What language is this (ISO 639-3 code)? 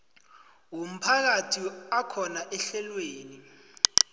nbl